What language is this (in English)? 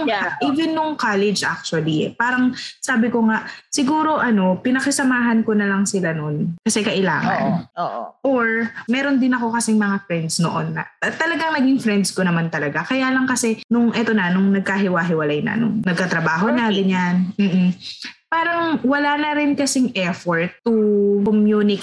Filipino